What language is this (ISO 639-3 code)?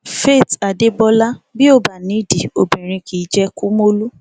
yor